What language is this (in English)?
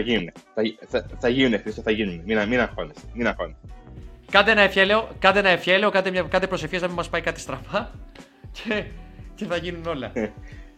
Greek